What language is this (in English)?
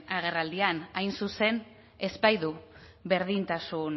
Basque